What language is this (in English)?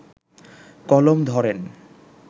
Bangla